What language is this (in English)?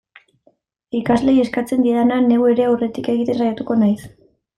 Basque